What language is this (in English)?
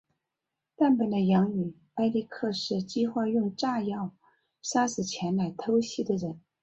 Chinese